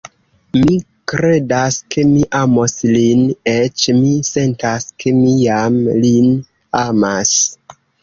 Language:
Esperanto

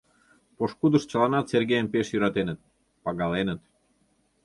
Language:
Mari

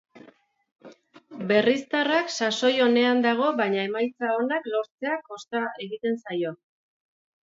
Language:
Basque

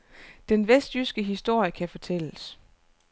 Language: Danish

